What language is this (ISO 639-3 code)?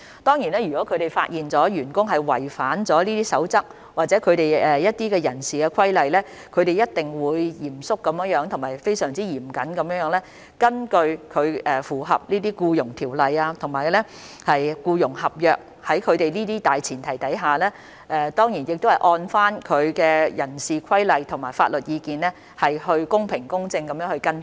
yue